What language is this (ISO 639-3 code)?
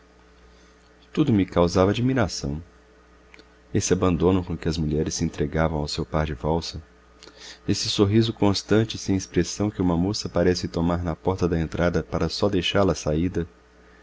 por